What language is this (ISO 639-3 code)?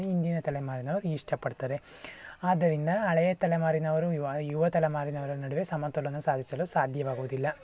kan